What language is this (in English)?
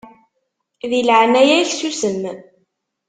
Kabyle